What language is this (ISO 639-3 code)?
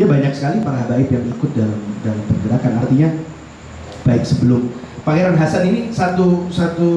ind